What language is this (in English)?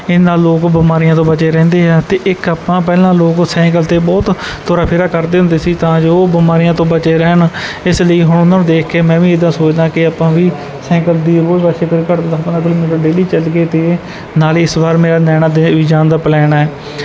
Punjabi